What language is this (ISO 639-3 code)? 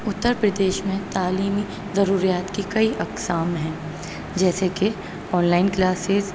urd